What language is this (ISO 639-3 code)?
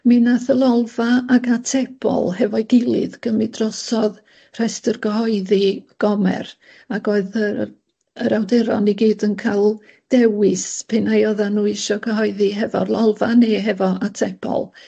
cym